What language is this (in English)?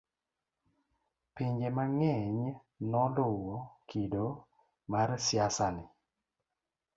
Luo (Kenya and Tanzania)